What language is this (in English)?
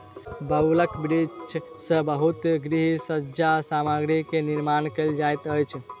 Maithili